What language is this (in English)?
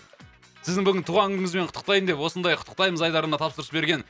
Kazakh